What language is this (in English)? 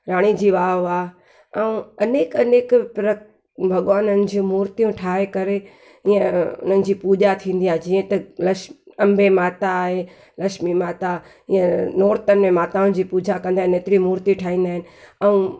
Sindhi